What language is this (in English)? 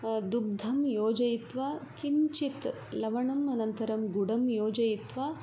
Sanskrit